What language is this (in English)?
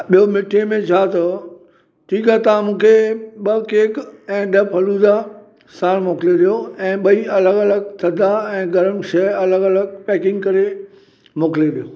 Sindhi